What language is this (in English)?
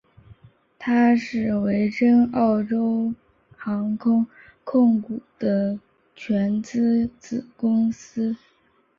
Chinese